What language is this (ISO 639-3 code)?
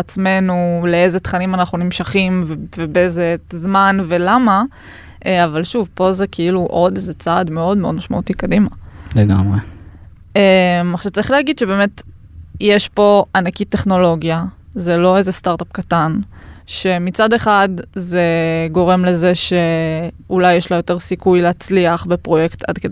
heb